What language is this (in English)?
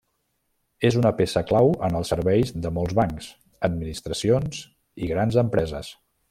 Catalan